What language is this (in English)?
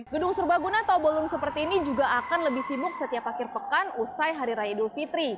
Indonesian